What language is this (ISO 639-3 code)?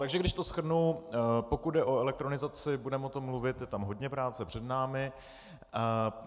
ces